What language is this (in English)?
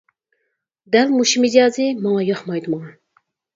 Uyghur